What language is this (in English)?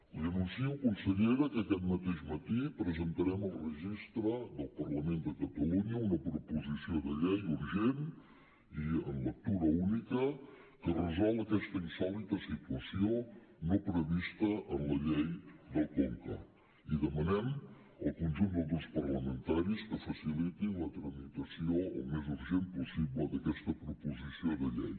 Catalan